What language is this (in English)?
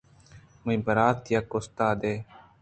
Eastern Balochi